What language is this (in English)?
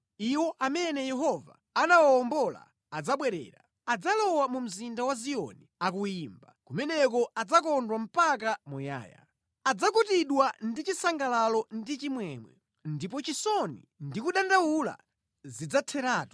Nyanja